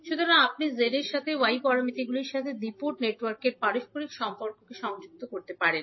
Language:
Bangla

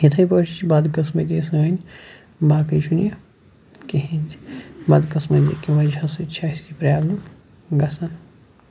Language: Kashmiri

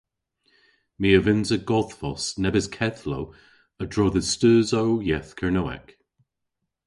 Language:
Cornish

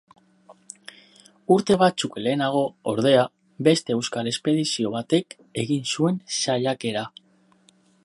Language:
Basque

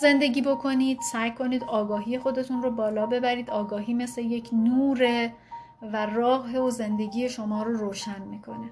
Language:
Persian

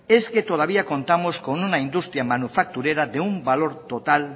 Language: Spanish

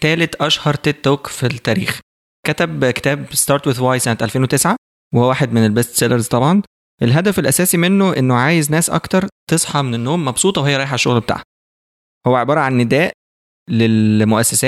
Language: Arabic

